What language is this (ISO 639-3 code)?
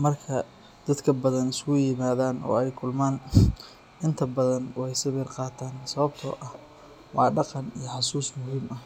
som